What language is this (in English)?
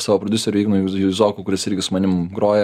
Lithuanian